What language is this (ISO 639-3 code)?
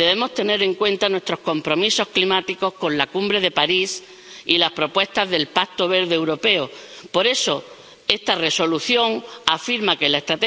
spa